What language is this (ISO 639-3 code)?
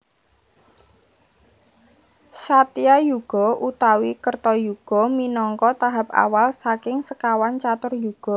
jav